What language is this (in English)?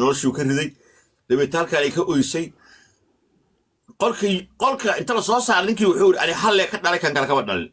Arabic